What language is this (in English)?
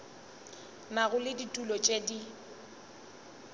Northern Sotho